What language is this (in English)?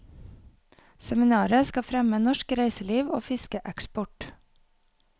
Norwegian